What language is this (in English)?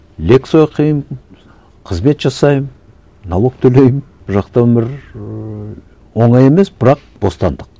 Kazakh